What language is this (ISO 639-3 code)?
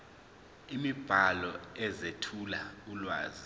zul